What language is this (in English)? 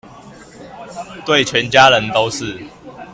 Chinese